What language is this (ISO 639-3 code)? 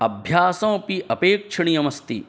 san